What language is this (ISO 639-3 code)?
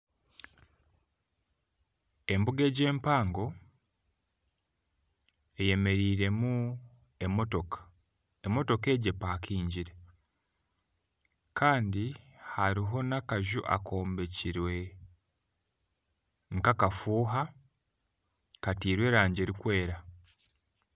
nyn